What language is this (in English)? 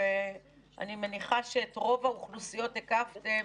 Hebrew